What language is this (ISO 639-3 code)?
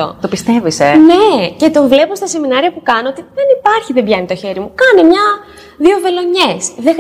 ell